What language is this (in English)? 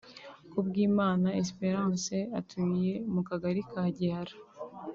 Kinyarwanda